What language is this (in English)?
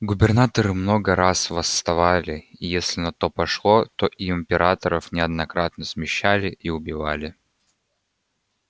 Russian